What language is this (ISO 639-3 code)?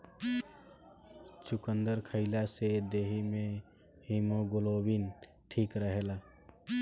bho